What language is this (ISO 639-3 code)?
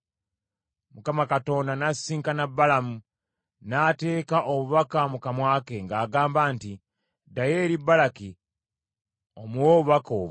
lug